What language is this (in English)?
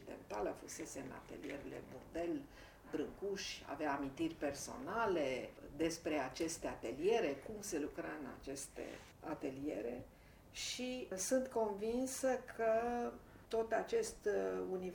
Romanian